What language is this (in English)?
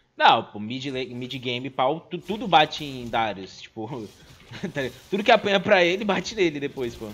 Portuguese